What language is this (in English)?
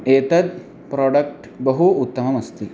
Sanskrit